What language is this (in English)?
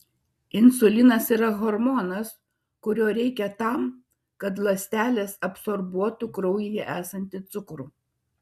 Lithuanian